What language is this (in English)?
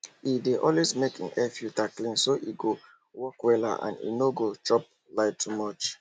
Nigerian Pidgin